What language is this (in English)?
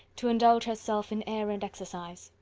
English